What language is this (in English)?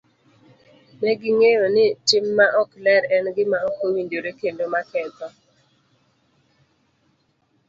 Luo (Kenya and Tanzania)